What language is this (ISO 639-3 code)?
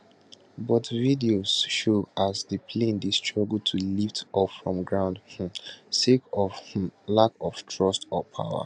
pcm